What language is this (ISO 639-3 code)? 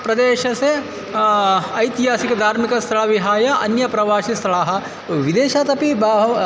san